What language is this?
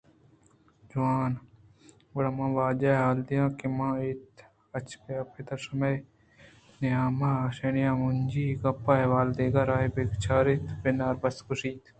Eastern Balochi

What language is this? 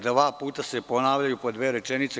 Serbian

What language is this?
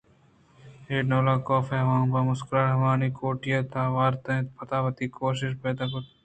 Eastern Balochi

